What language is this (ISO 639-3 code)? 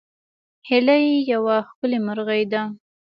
pus